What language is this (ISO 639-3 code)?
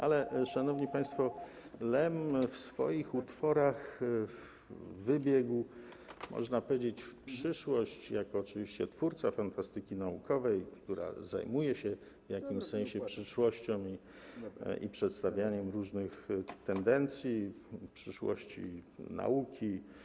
pol